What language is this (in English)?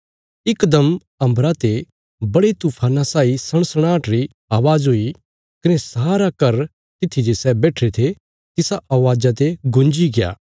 Bilaspuri